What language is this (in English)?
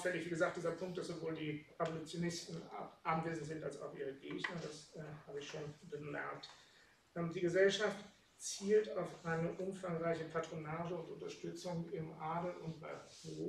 German